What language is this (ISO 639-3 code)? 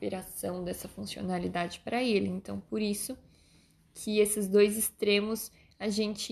por